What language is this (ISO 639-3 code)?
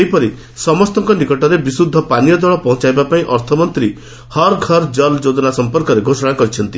ori